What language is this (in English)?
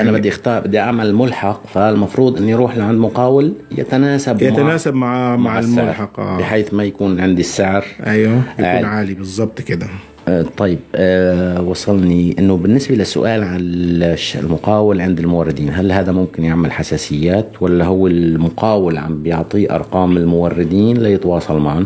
Arabic